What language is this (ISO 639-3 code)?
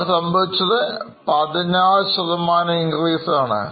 mal